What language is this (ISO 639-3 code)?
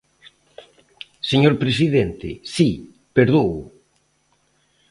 glg